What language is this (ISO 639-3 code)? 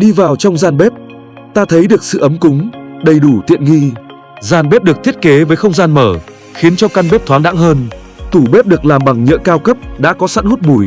vie